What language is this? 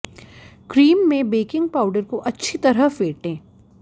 Hindi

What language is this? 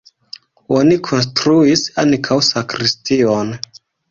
Esperanto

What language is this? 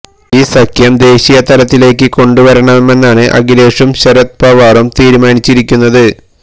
Malayalam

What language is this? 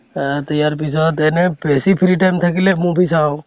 Assamese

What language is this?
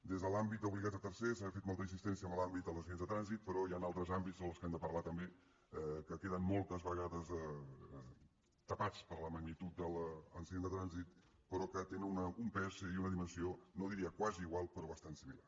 Catalan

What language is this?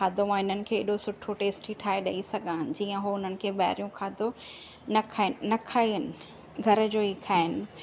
Sindhi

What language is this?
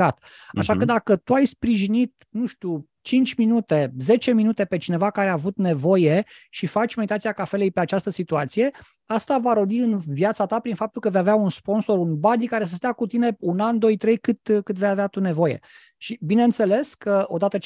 Romanian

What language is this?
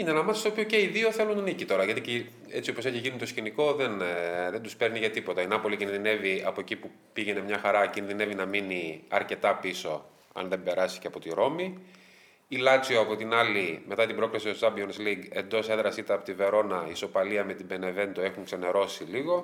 Greek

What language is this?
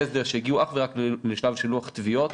Hebrew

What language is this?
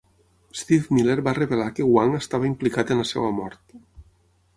Catalan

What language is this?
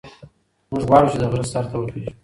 Pashto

